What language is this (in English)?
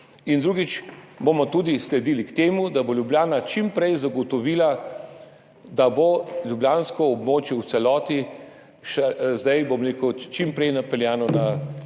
Slovenian